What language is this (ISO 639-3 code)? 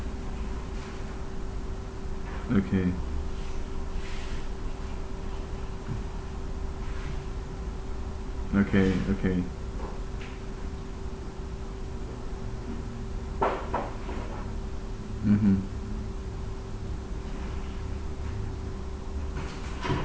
eng